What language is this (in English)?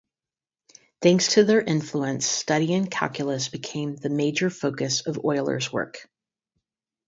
English